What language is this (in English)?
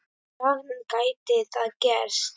Icelandic